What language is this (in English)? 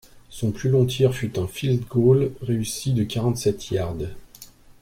French